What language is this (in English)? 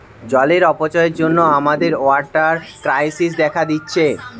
Bangla